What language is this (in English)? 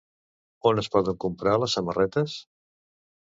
Catalan